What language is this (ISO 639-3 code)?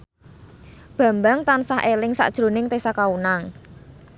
jav